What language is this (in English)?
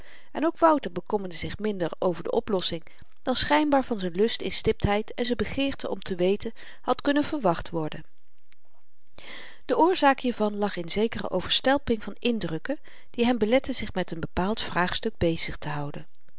Dutch